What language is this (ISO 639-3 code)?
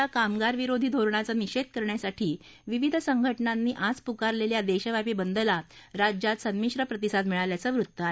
mar